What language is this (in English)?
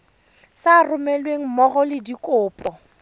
Tswana